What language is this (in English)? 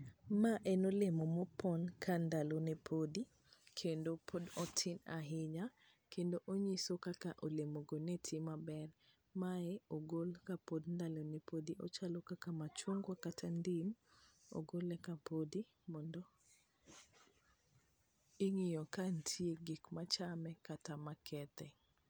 Luo (Kenya and Tanzania)